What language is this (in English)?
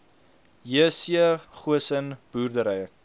Afrikaans